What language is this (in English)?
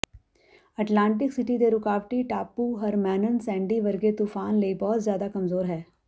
Punjabi